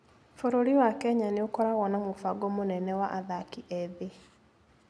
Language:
Kikuyu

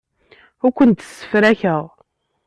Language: Kabyle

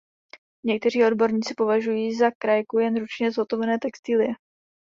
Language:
Czech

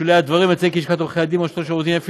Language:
Hebrew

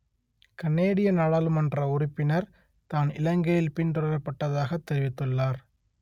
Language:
Tamil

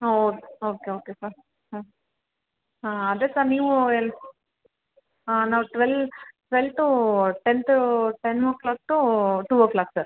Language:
Kannada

